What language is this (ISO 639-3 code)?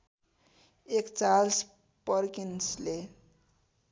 nep